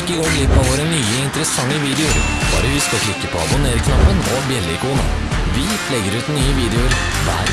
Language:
Norwegian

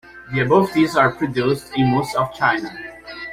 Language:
English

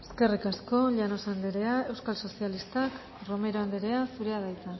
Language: Basque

